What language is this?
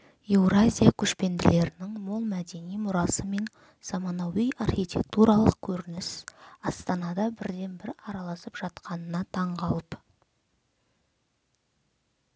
Kazakh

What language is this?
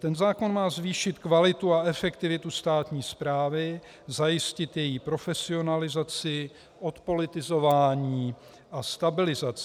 Czech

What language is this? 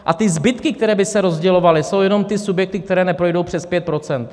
Czech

